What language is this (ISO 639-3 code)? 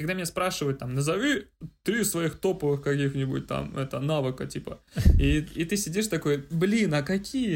rus